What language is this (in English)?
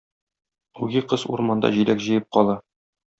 Tatar